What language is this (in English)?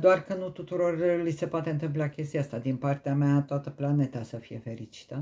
Romanian